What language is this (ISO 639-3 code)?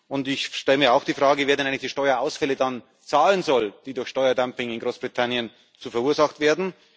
deu